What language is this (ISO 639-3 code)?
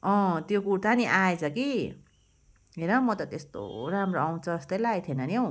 nep